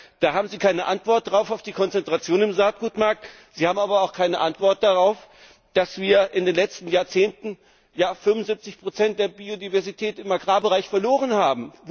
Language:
German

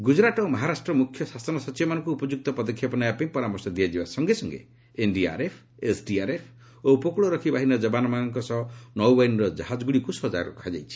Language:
Odia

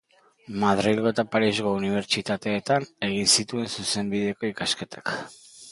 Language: Basque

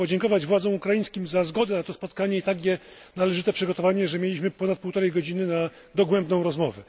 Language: Polish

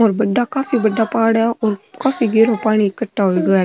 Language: Marwari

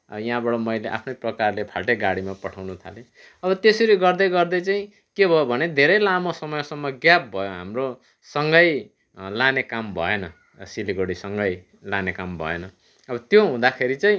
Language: Nepali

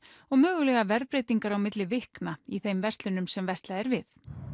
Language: Icelandic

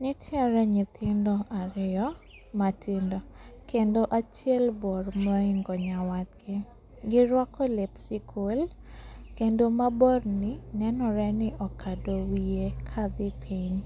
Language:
Luo (Kenya and Tanzania)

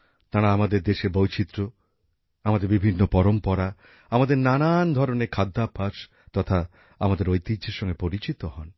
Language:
Bangla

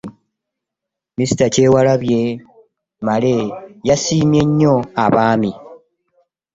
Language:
Ganda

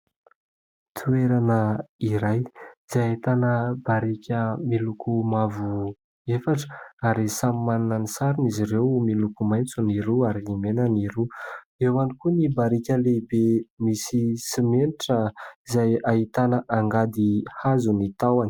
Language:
Malagasy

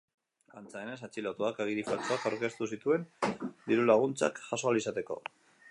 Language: Basque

